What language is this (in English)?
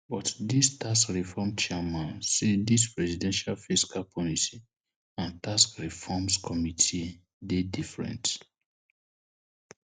Nigerian Pidgin